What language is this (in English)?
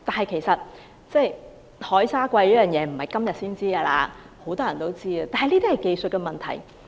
Cantonese